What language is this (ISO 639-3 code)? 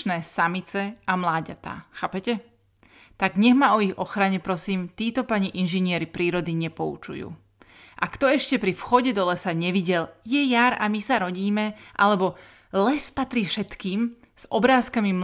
slk